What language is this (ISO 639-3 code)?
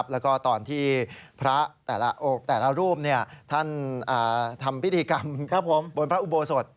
tha